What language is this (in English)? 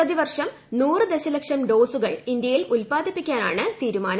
Malayalam